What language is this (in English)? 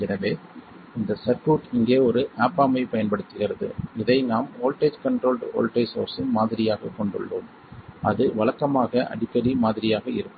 Tamil